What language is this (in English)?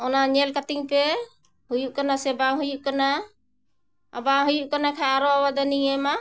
Santali